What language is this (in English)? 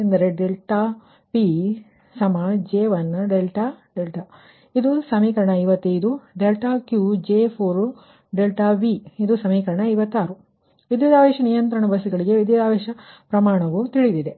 Kannada